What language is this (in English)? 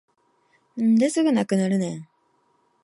Japanese